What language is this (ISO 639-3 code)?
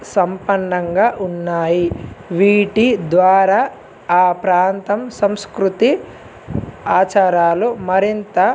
tel